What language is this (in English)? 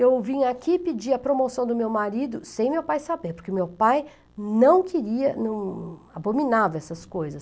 Portuguese